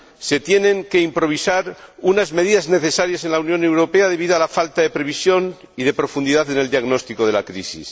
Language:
Spanish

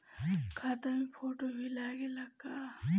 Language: Bhojpuri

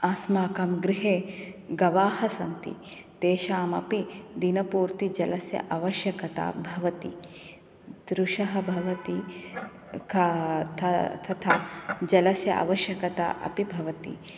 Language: Sanskrit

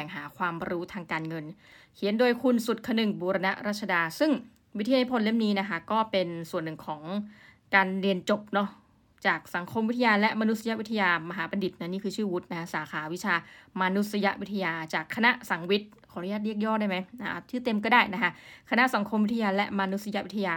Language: Thai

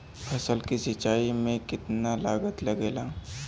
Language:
Bhojpuri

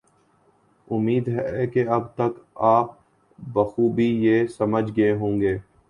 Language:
Urdu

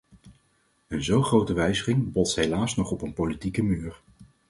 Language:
Dutch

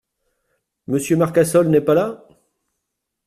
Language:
French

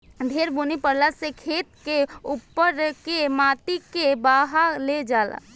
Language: Bhojpuri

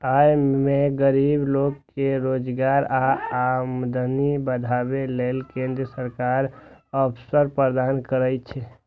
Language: Maithili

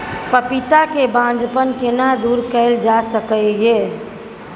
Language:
Maithili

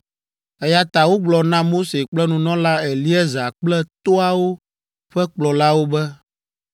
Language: Ewe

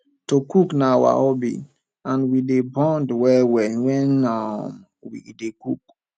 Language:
Nigerian Pidgin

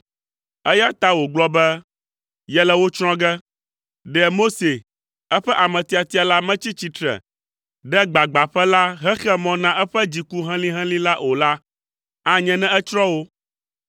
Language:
Ewe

